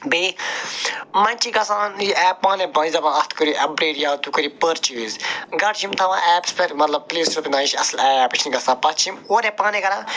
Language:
Kashmiri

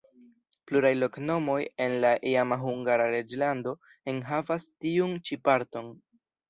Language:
Esperanto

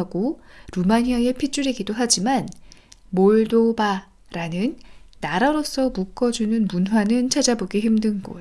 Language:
Korean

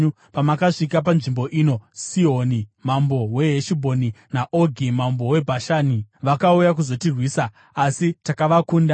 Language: Shona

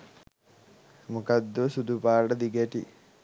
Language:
Sinhala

